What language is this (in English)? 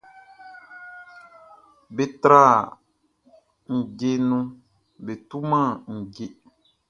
Baoulé